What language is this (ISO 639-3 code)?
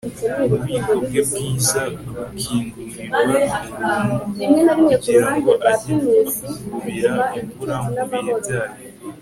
kin